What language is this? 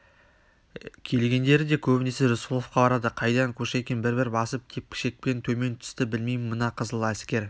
Kazakh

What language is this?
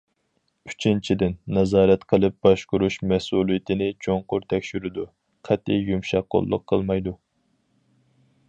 Uyghur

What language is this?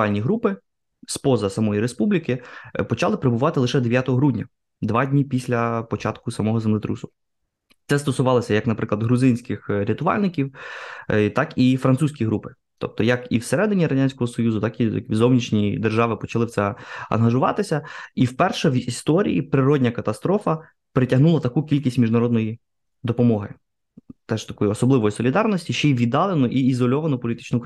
Ukrainian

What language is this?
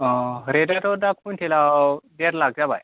Bodo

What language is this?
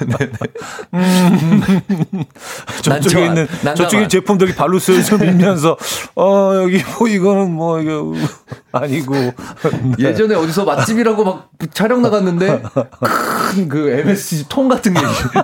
Korean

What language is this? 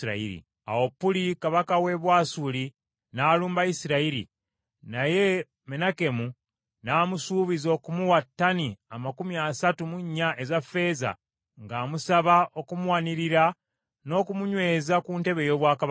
Ganda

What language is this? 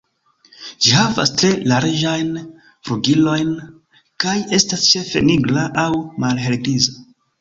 Esperanto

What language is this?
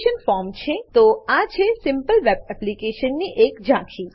Gujarati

